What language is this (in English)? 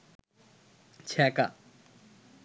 Bangla